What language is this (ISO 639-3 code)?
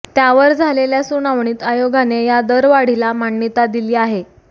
mar